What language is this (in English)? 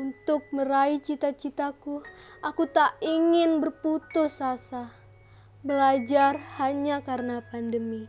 Indonesian